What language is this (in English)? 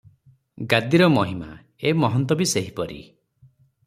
Odia